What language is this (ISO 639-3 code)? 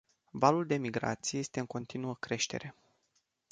ron